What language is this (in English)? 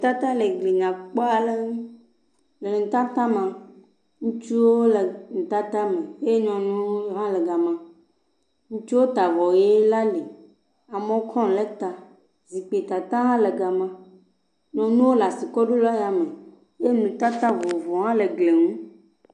Ewe